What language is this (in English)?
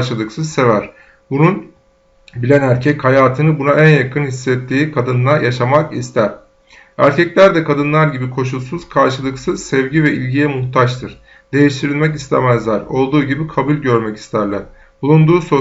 Turkish